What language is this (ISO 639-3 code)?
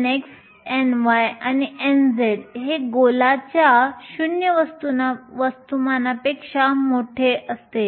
mar